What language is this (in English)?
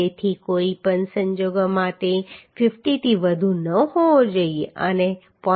Gujarati